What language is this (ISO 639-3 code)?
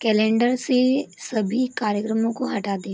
hin